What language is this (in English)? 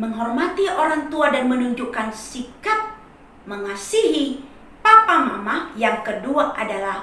Indonesian